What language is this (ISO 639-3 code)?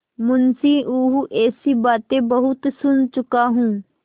hin